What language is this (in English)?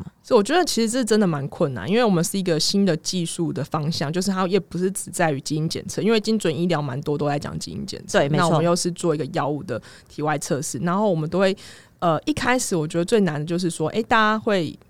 Chinese